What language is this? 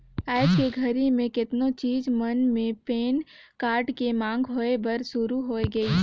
Chhattisgarhi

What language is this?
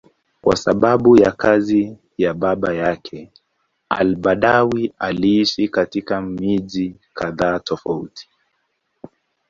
Swahili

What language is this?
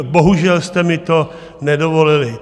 Czech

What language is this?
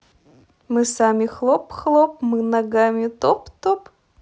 Russian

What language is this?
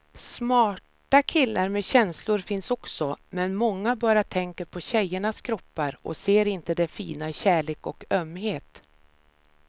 Swedish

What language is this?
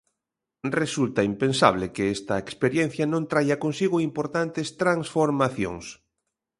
Galician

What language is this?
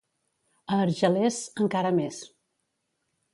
Catalan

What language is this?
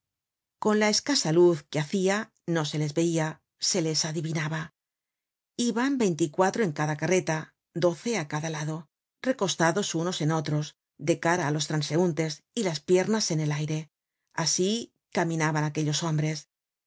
Spanish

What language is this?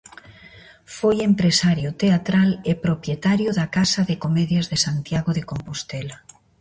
Galician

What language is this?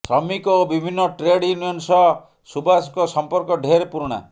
Odia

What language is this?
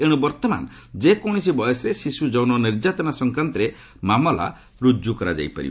Odia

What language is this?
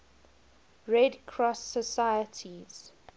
English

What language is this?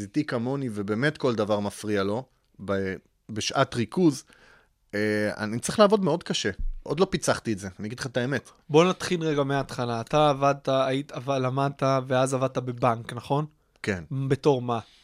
Hebrew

